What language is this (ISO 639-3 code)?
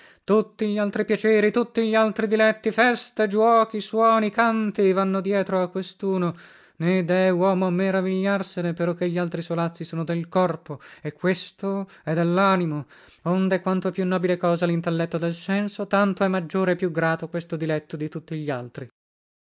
ita